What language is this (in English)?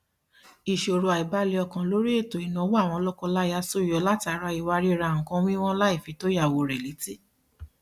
Yoruba